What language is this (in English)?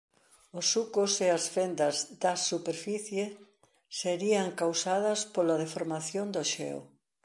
Galician